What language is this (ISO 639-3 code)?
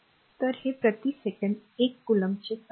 mar